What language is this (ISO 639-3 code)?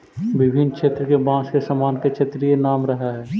mag